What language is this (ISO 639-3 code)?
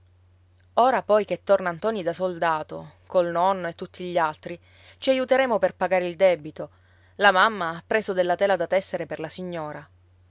ita